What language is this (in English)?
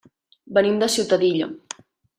Catalan